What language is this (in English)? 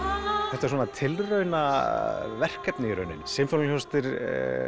Icelandic